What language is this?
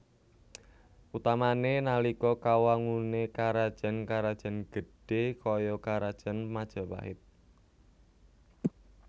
Javanese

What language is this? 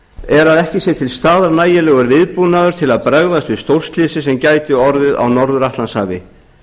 Icelandic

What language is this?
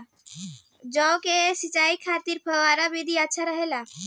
Bhojpuri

